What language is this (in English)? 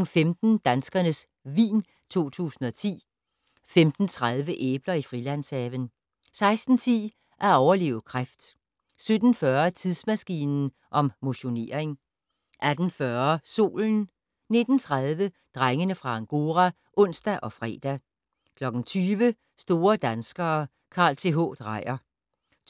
Danish